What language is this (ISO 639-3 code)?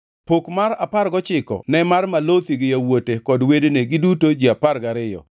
luo